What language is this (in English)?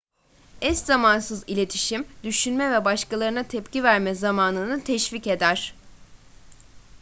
Turkish